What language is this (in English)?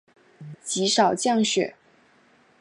Chinese